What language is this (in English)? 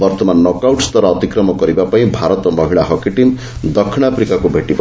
Odia